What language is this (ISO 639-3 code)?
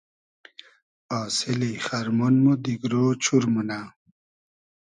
haz